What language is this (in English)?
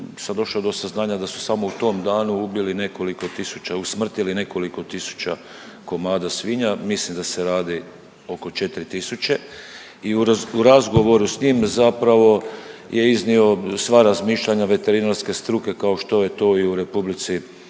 Croatian